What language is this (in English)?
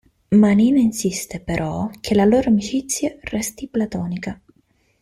Italian